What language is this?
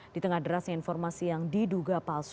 Indonesian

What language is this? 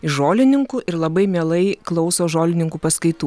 Lithuanian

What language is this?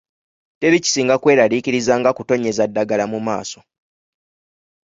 Ganda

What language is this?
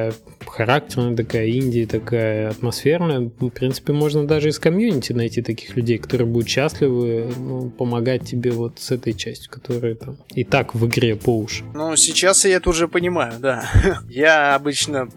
Russian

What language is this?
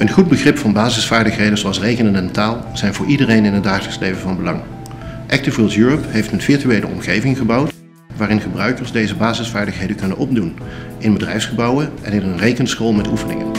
Dutch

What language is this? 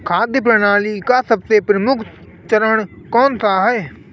Hindi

